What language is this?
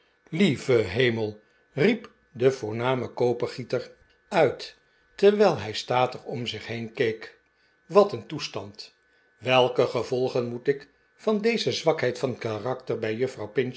Dutch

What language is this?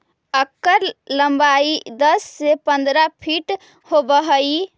Magahi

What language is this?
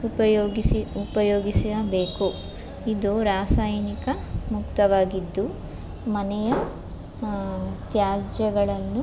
Kannada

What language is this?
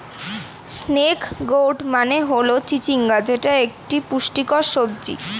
Bangla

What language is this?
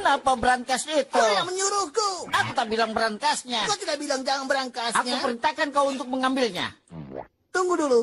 Indonesian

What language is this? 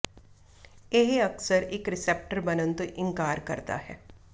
Punjabi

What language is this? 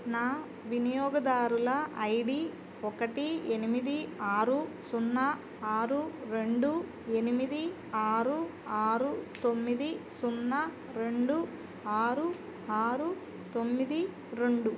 Telugu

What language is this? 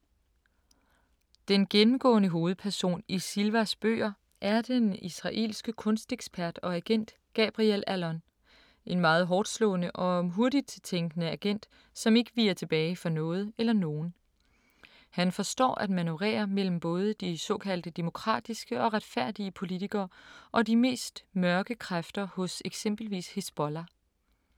Danish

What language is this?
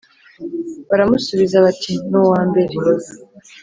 Kinyarwanda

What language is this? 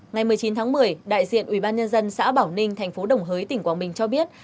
Vietnamese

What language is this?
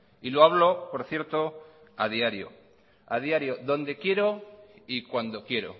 Spanish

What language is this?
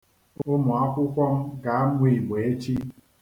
Igbo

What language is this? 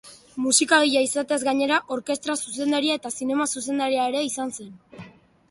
Basque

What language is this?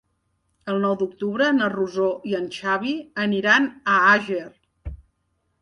Catalan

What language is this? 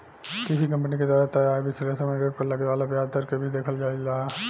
Bhojpuri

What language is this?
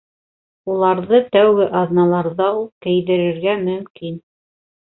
Bashkir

